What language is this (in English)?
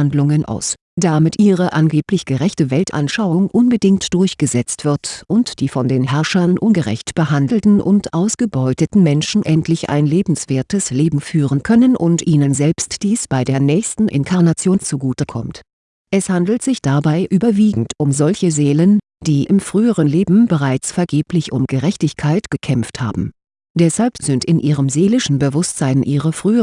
German